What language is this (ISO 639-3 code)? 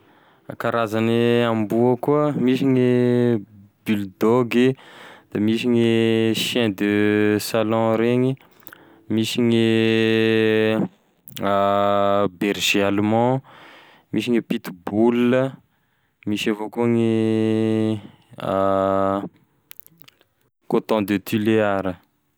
tkg